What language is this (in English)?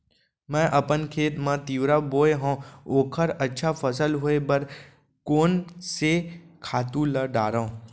Chhattisgarhi